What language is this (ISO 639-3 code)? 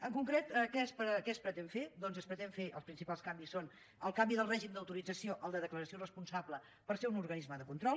cat